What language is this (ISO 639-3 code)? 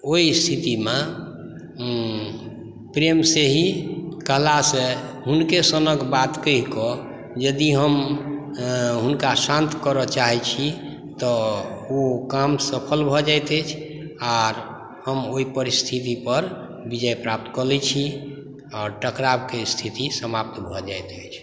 mai